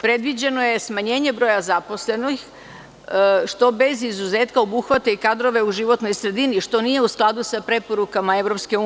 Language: Serbian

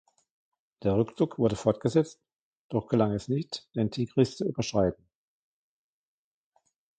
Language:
German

